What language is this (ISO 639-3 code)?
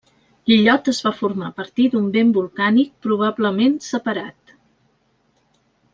cat